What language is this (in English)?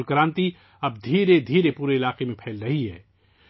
Urdu